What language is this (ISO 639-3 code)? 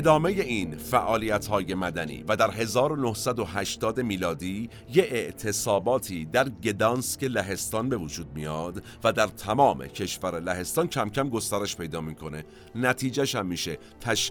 fas